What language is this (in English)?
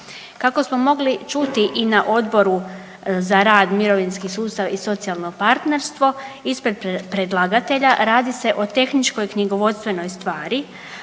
Croatian